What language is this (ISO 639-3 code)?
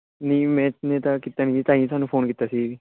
pan